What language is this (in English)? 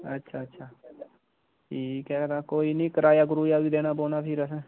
Dogri